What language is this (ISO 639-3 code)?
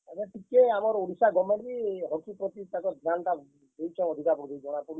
ori